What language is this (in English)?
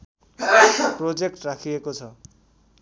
Nepali